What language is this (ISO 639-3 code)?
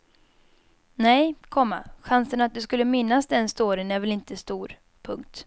swe